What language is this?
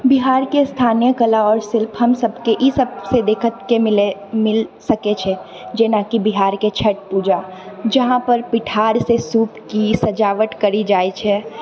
Maithili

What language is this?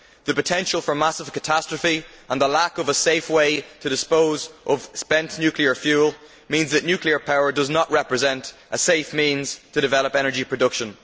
English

